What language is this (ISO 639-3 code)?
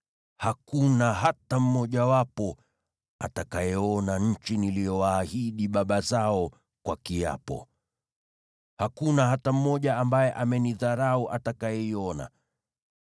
swa